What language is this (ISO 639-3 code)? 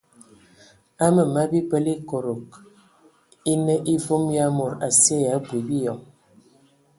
ewo